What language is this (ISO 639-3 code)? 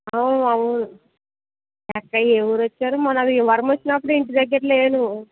tel